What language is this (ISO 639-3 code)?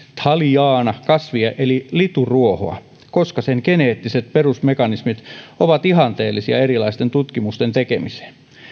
fin